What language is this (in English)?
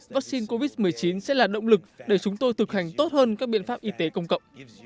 Vietnamese